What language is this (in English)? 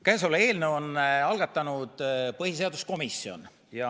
Estonian